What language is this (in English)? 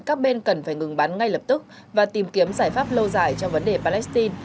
Vietnamese